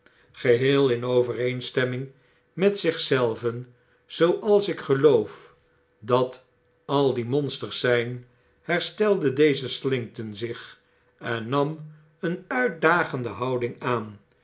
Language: Dutch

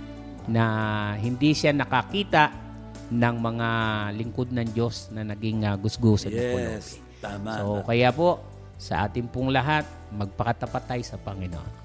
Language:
Filipino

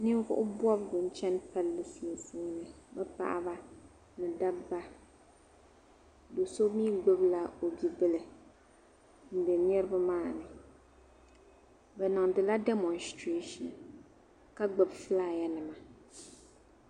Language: Dagbani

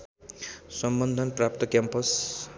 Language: Nepali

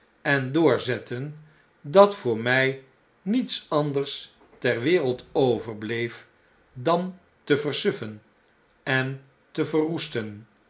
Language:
Dutch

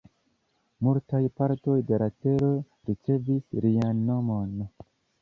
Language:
Esperanto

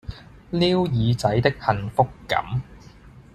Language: Cantonese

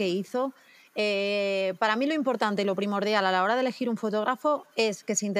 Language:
Spanish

